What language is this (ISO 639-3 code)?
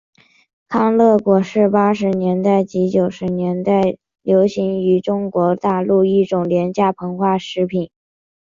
zho